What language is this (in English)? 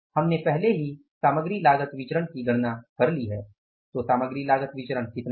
Hindi